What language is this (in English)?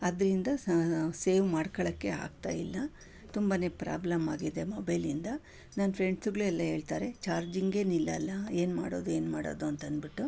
Kannada